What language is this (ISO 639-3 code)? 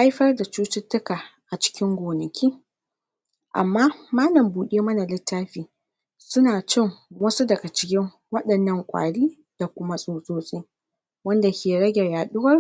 hau